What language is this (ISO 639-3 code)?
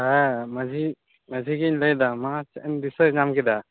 sat